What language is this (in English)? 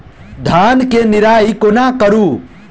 Maithili